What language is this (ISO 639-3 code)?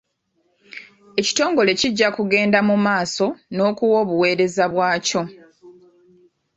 lug